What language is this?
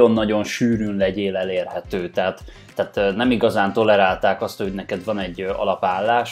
Hungarian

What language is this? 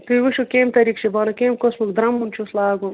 Kashmiri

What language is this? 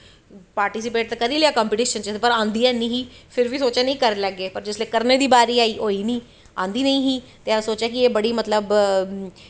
Dogri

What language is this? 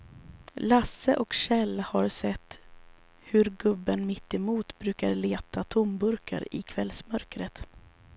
Swedish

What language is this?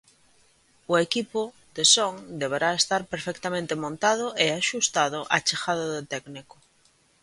Galician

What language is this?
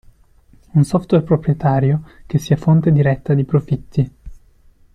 Italian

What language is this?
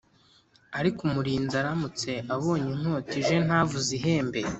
Kinyarwanda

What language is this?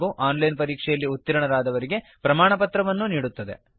Kannada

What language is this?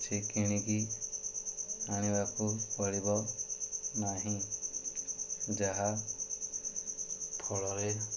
Odia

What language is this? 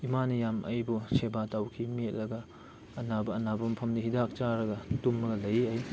Manipuri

